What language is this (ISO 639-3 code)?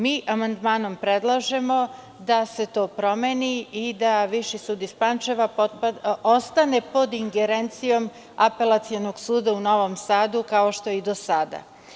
srp